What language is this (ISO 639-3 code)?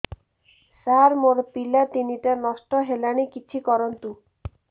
ori